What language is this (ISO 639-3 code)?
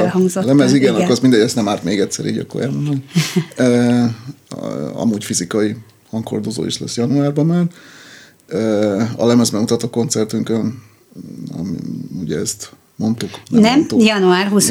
hun